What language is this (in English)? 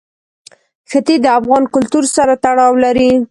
Pashto